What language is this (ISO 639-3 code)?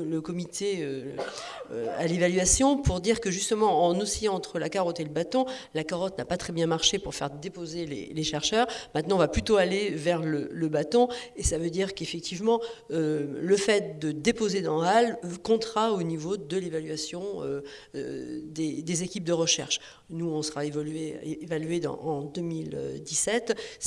fra